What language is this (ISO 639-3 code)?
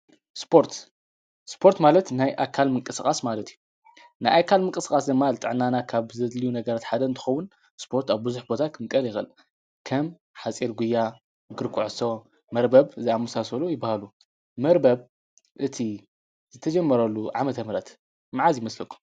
tir